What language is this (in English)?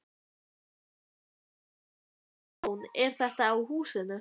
Icelandic